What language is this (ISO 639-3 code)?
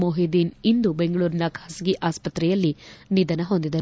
kan